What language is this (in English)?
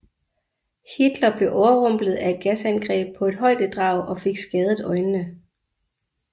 Danish